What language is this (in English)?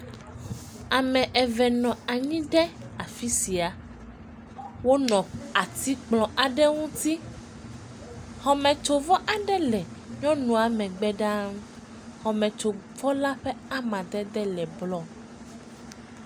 Ewe